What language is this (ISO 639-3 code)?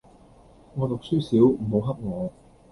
yue